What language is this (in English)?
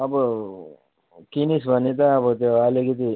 Nepali